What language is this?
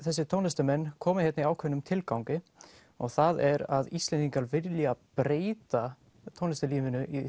Icelandic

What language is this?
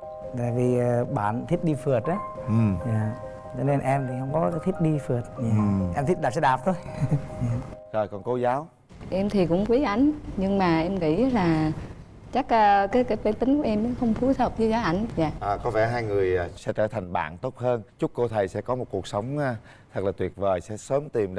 Vietnamese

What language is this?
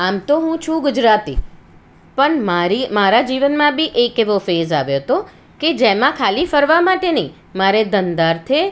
Gujarati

